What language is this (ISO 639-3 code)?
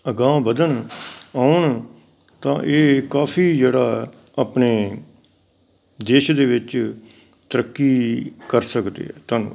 pan